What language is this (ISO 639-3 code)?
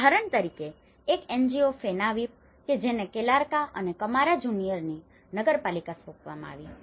guj